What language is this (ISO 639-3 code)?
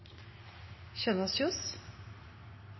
nno